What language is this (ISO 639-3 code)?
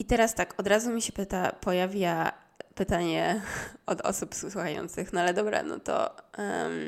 pol